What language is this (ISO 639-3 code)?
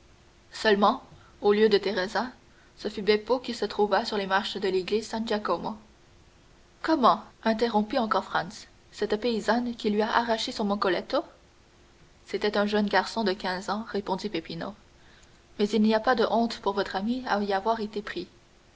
fra